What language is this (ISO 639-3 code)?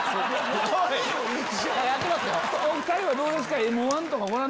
jpn